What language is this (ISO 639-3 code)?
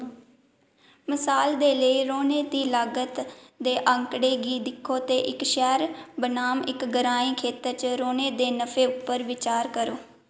doi